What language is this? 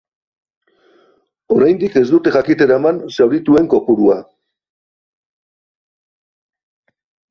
Basque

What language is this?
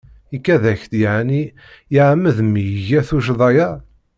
Kabyle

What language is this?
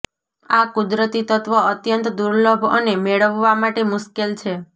Gujarati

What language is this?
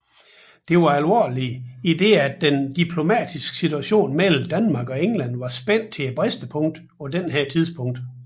Danish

